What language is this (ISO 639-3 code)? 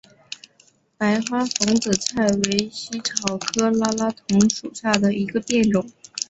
zho